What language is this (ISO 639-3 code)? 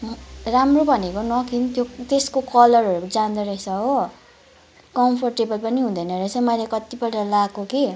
nep